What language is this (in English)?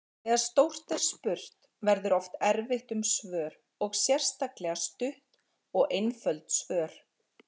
Icelandic